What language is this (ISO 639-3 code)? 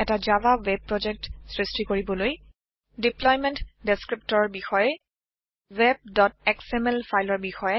asm